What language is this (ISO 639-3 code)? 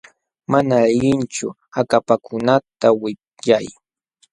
qxw